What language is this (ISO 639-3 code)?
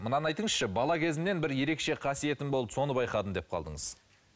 kaz